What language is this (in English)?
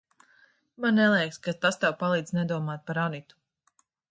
Latvian